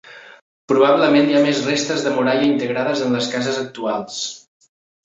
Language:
Catalan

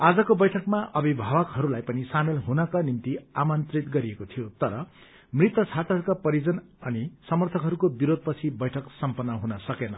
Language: Nepali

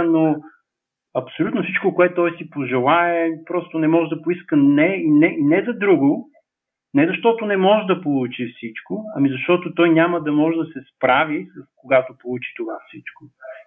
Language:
Bulgarian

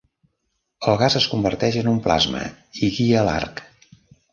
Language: Catalan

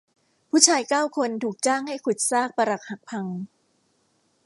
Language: Thai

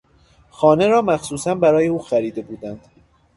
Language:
Persian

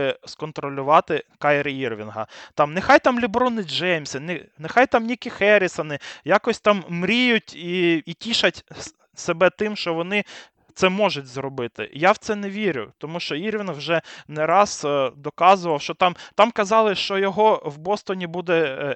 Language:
Ukrainian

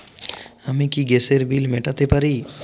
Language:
Bangla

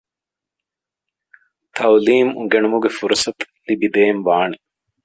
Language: Divehi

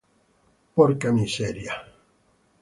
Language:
Italian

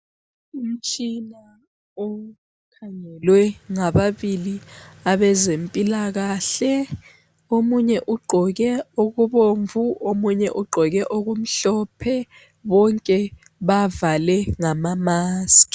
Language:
North Ndebele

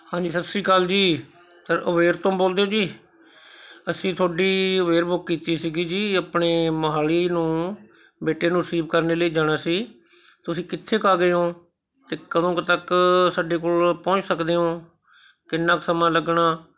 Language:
Punjabi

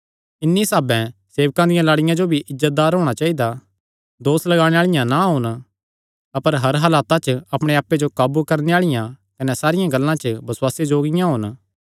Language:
Kangri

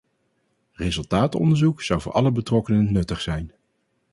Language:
Dutch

